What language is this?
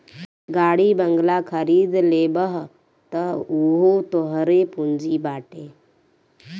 Bhojpuri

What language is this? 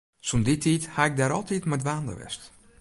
Western Frisian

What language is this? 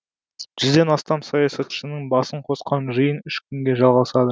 Kazakh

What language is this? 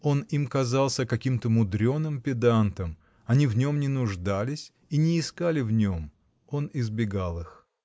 Russian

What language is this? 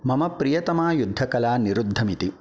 Sanskrit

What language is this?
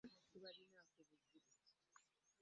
Ganda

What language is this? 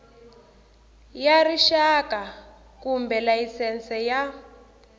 Tsonga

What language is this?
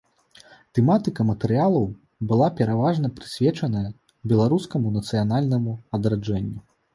Belarusian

